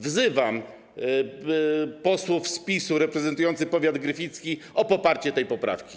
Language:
Polish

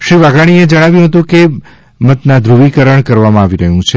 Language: Gujarati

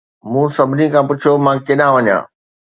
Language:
Sindhi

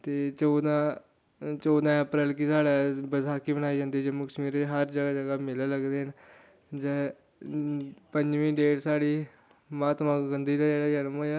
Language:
Dogri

